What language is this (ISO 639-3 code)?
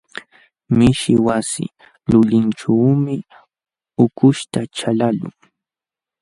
qxw